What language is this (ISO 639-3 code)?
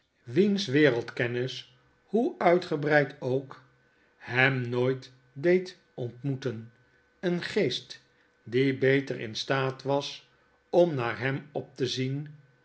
nld